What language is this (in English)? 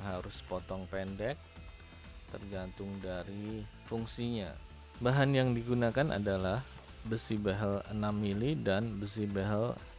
Indonesian